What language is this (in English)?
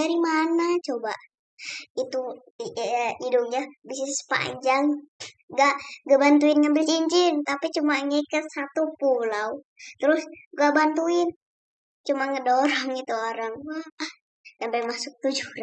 Indonesian